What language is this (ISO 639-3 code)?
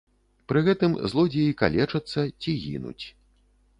bel